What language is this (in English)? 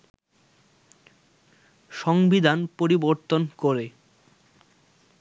Bangla